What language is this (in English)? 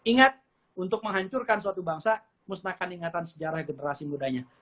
Indonesian